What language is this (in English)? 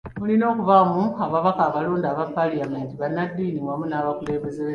Ganda